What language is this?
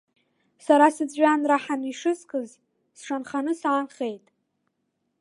Abkhazian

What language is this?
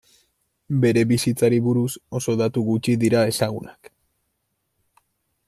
Basque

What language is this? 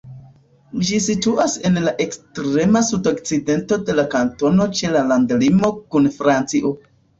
Esperanto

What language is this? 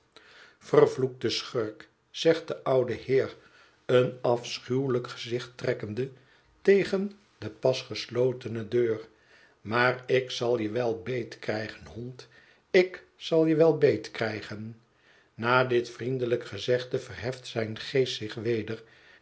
Dutch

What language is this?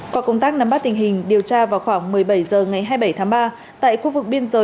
Vietnamese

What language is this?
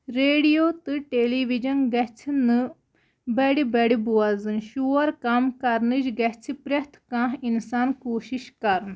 Kashmiri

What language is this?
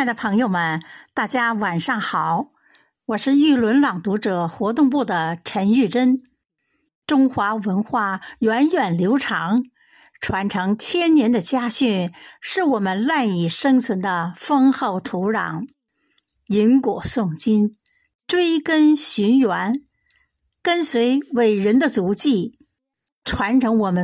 Chinese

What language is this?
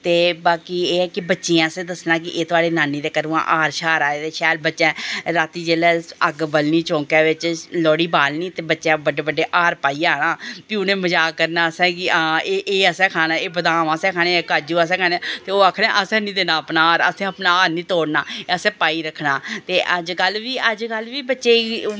Dogri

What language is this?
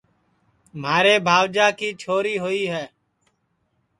Sansi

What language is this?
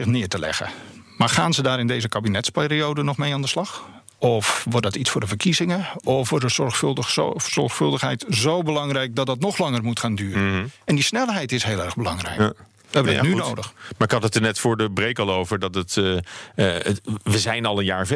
Dutch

